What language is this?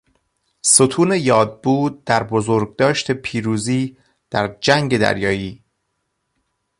Persian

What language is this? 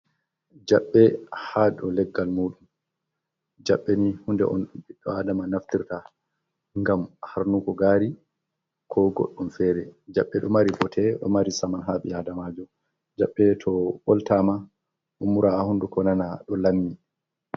Fula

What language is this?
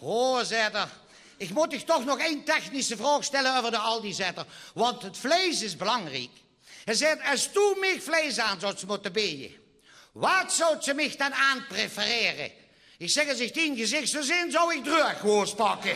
Dutch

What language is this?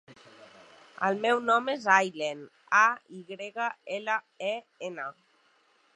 Catalan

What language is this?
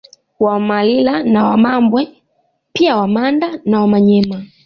Swahili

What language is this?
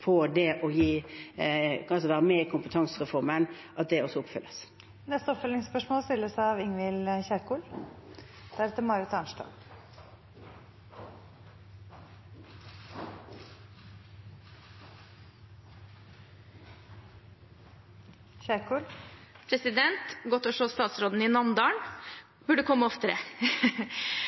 Norwegian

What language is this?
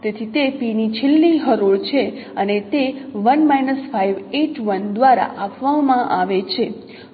Gujarati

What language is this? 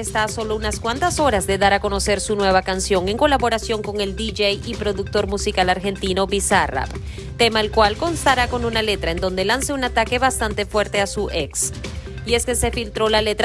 Spanish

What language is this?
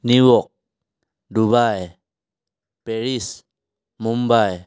Assamese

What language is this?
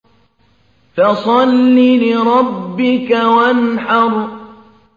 Arabic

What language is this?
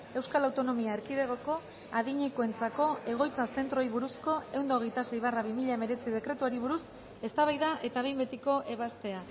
Basque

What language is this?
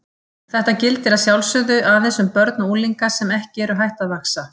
Icelandic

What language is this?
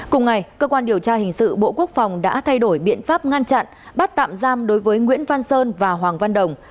Vietnamese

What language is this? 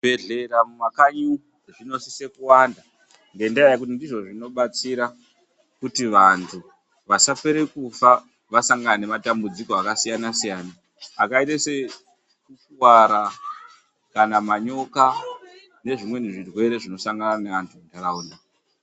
Ndau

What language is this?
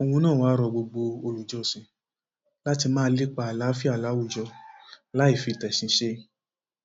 Yoruba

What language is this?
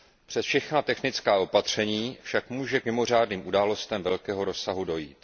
Czech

